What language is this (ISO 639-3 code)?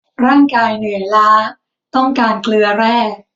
tha